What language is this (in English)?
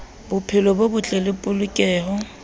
Southern Sotho